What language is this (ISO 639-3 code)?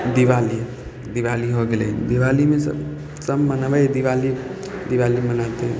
mai